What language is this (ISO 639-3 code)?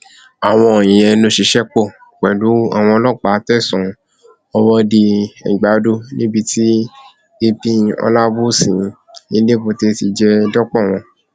yor